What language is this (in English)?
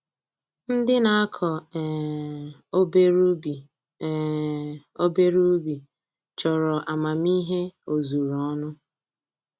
Igbo